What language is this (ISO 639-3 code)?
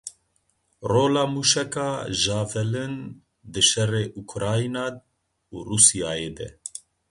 kur